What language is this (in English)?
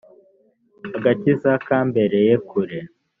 Kinyarwanda